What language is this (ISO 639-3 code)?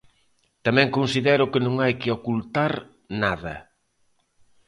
glg